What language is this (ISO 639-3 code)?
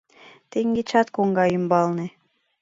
chm